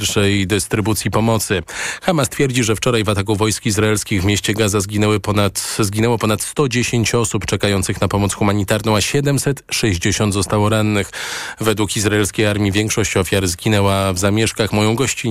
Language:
Polish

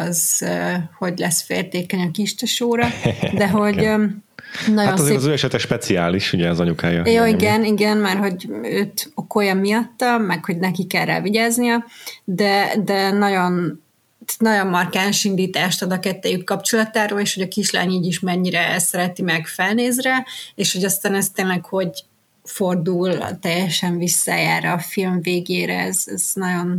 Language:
Hungarian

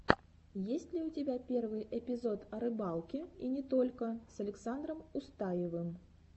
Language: Russian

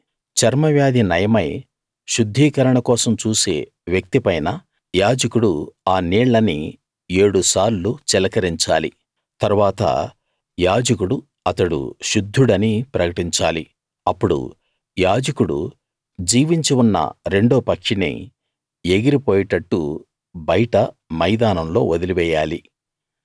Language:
Telugu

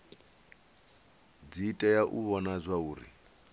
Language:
Venda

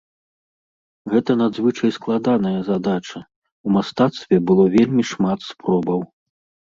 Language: Belarusian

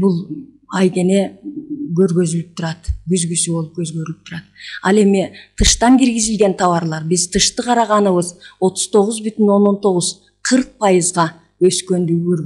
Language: Turkish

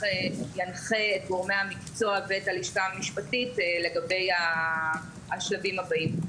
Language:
Hebrew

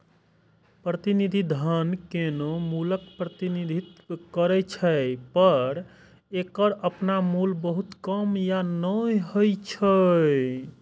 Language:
Maithili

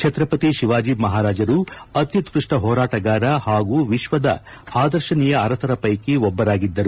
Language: Kannada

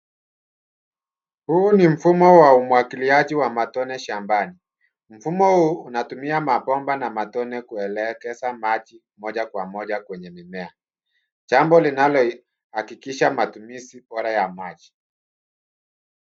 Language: Swahili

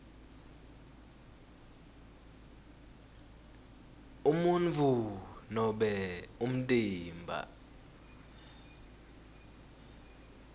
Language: Swati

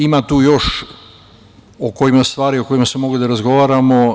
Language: Serbian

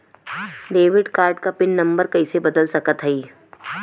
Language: Bhojpuri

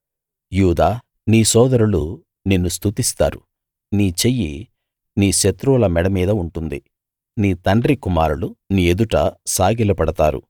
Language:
Telugu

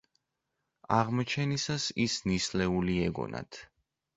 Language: Georgian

